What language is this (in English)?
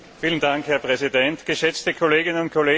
German